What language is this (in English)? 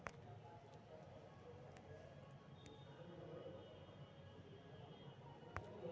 Magahi